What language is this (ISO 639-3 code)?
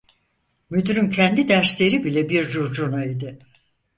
tur